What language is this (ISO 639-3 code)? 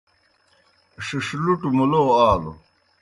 plk